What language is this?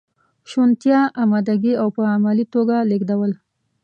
Pashto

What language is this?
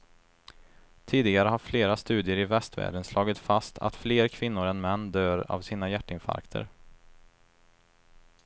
Swedish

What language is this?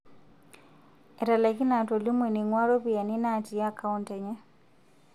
Masai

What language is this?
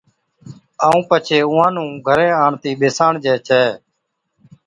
Od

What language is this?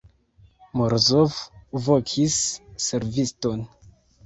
Esperanto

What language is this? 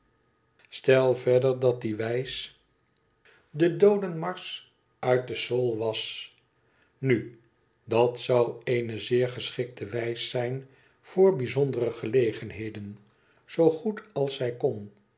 Dutch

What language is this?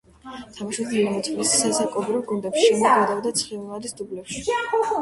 Georgian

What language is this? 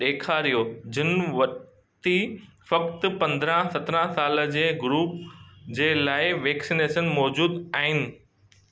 Sindhi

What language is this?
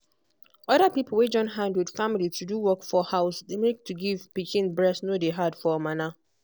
Nigerian Pidgin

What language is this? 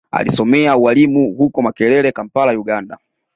Swahili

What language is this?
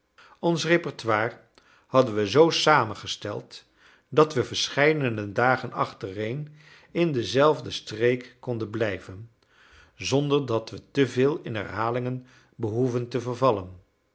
Dutch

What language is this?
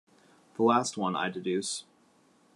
English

